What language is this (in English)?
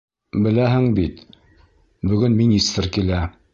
Bashkir